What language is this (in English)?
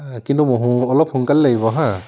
Assamese